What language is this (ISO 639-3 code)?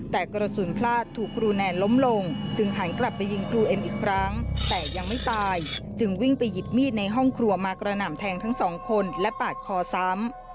tha